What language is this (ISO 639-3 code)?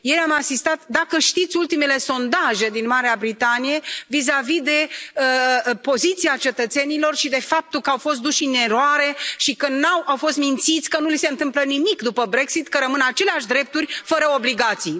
ron